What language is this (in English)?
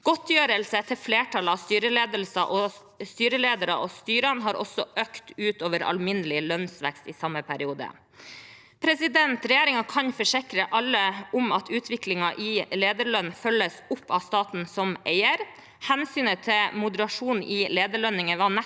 Norwegian